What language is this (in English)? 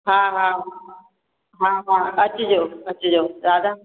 Sindhi